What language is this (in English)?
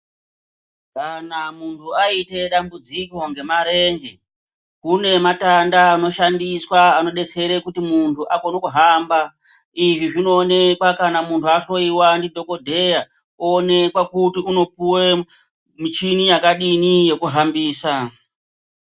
Ndau